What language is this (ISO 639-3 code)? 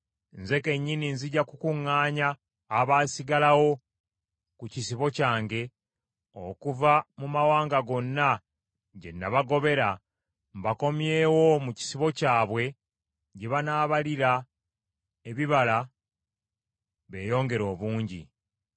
lug